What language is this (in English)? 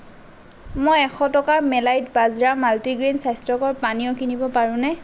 Assamese